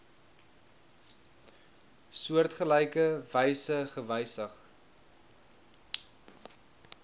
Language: Afrikaans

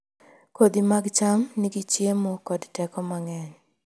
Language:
Luo (Kenya and Tanzania)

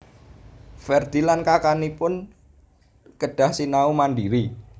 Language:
Javanese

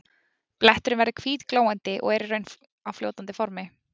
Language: Icelandic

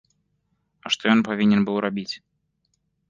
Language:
Belarusian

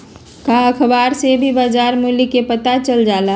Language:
Magahi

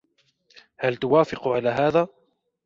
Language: Arabic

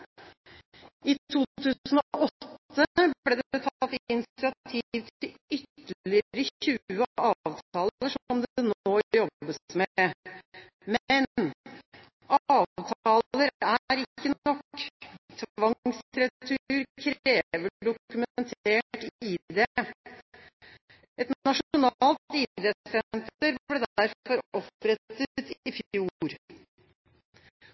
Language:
Norwegian Bokmål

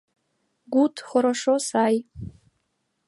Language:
Mari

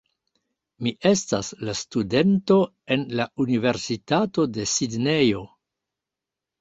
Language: Esperanto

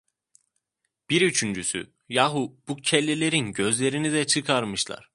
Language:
Turkish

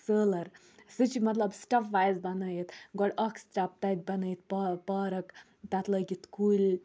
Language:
Kashmiri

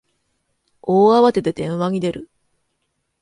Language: Japanese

